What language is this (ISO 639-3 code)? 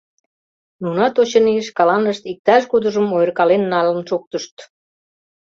chm